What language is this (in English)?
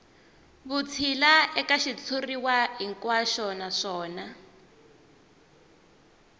Tsonga